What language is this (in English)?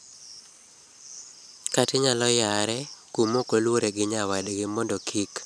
Luo (Kenya and Tanzania)